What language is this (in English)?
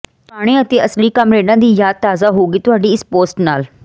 Punjabi